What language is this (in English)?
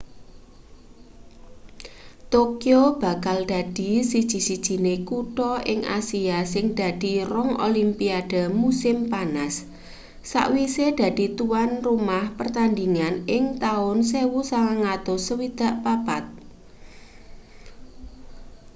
Javanese